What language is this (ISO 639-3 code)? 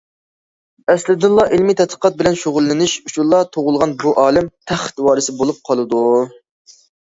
uig